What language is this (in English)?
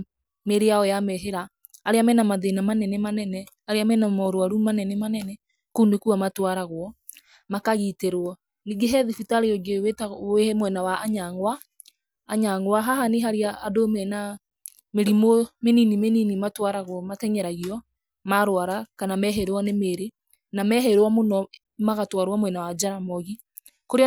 Kikuyu